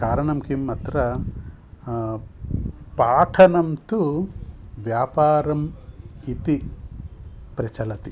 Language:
Sanskrit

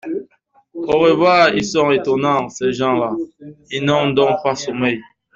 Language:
French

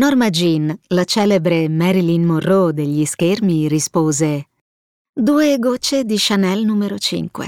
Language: Italian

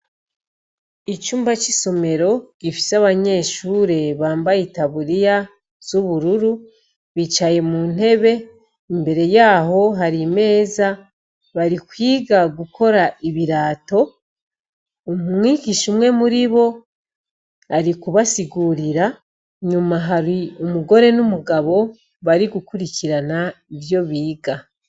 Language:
Rundi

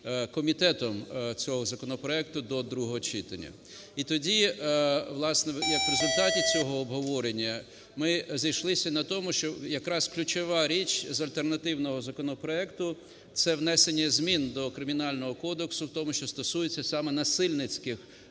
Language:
Ukrainian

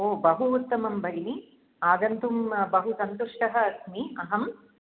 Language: Sanskrit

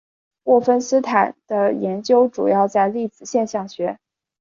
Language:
Chinese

